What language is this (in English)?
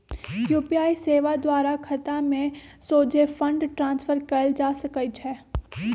Magahi